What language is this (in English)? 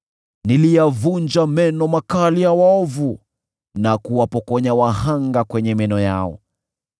Swahili